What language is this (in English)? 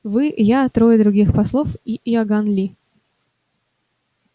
Russian